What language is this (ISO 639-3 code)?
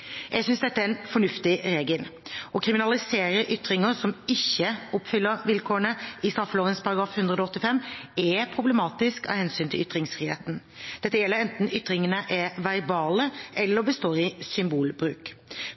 nob